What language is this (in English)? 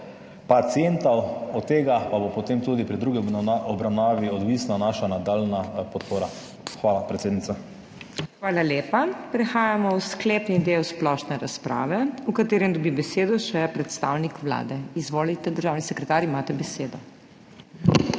Slovenian